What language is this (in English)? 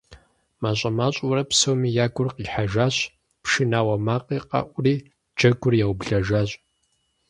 Kabardian